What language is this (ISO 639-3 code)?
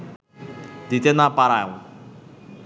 ben